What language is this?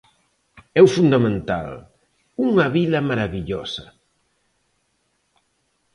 Galician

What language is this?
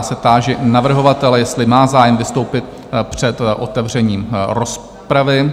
Czech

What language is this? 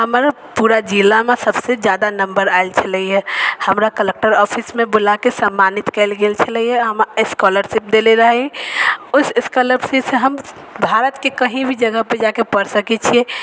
Maithili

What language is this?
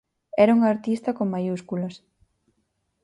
Galician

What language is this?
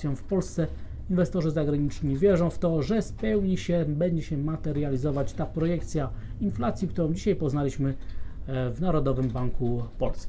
Polish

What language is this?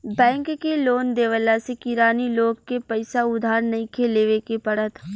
Bhojpuri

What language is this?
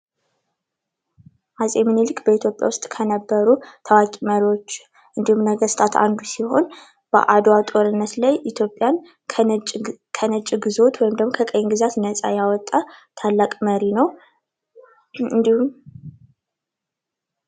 Amharic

